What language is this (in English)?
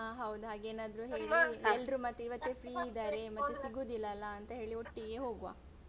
Kannada